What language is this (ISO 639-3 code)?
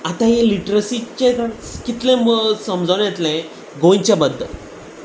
kok